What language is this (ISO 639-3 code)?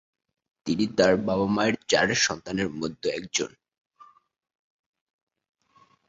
ben